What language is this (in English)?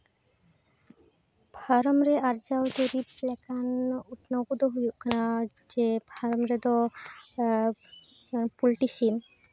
Santali